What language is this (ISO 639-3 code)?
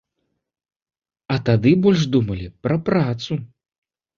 bel